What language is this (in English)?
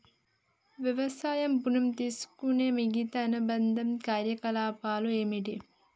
Telugu